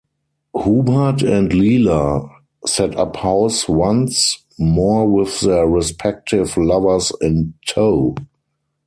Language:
English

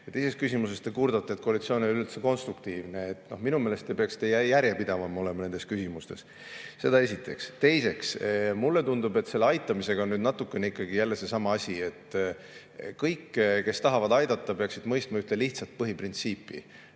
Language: Estonian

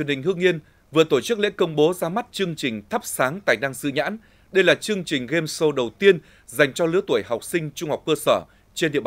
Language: Vietnamese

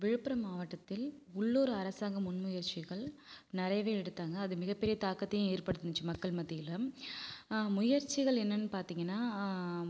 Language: Tamil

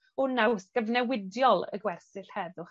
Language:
Welsh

